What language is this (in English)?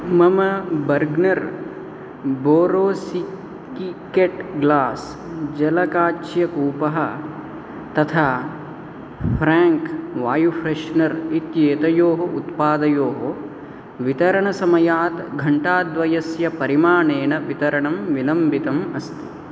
Sanskrit